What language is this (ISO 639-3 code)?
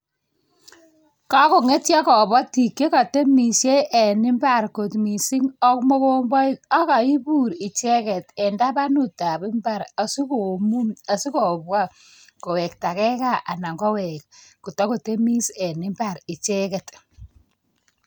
kln